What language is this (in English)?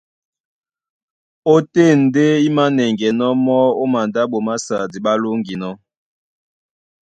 Duala